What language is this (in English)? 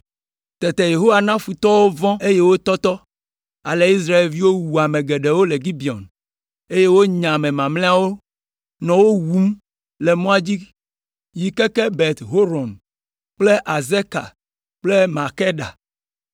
Ewe